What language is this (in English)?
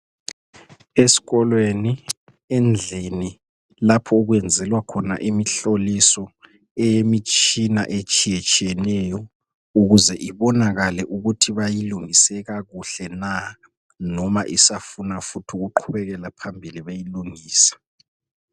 North Ndebele